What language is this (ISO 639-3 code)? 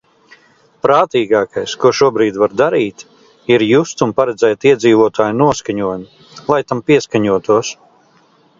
lav